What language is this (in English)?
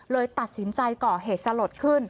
Thai